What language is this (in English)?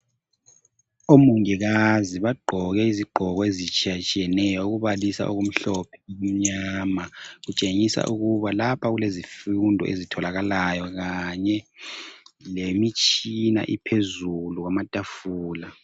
North Ndebele